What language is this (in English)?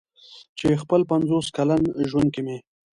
Pashto